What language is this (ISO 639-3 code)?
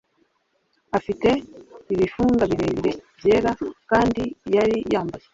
kin